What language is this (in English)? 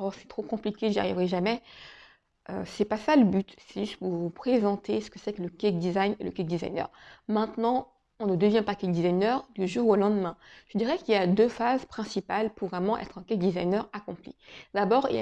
French